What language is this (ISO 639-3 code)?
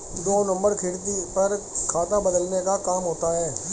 hin